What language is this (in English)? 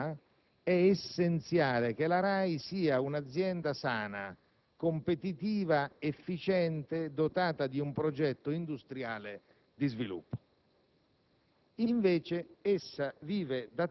Italian